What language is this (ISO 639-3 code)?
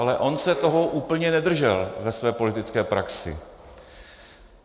ces